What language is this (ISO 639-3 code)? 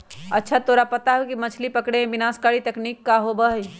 mag